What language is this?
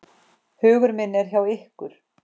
Icelandic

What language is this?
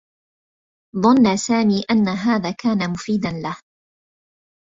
Arabic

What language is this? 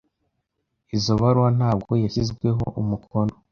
Kinyarwanda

